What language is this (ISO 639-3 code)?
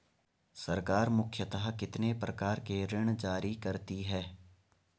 hin